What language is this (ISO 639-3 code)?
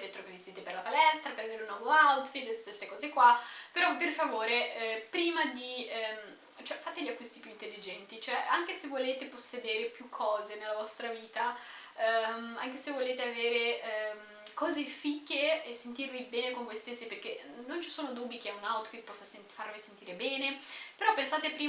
ita